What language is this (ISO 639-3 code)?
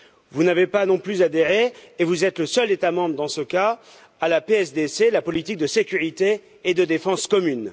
fra